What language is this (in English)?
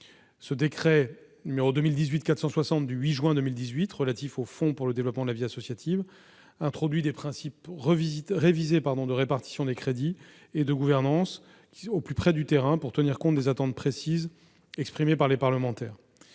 French